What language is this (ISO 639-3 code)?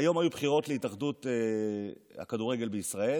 heb